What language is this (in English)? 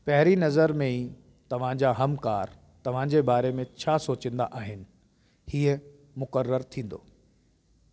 Sindhi